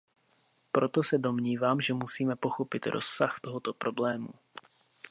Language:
Czech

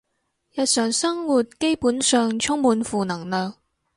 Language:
Cantonese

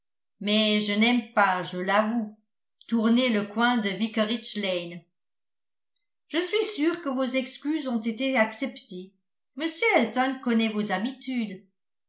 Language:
French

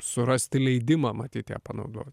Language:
Lithuanian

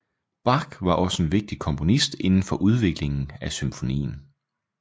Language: Danish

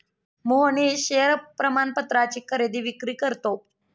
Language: Marathi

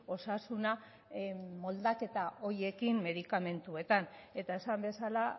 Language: Basque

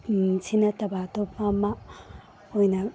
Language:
Manipuri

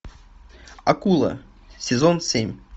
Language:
Russian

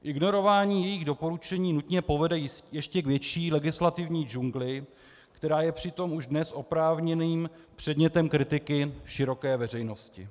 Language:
Czech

